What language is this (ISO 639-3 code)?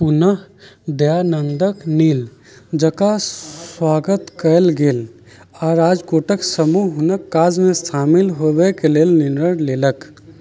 mai